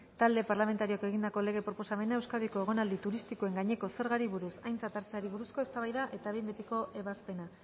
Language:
Basque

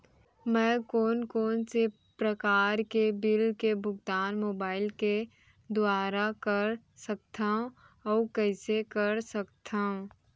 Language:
Chhattisgarhi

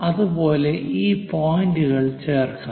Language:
Malayalam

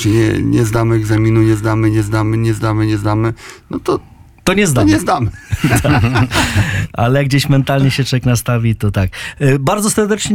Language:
Polish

